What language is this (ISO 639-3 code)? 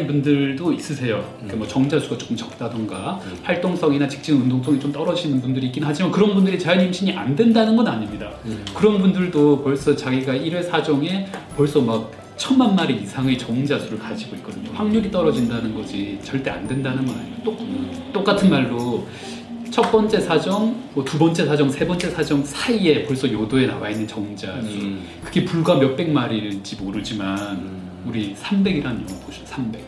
kor